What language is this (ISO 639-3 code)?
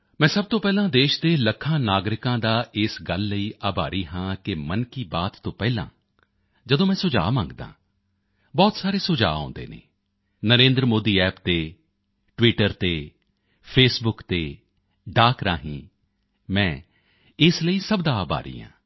pan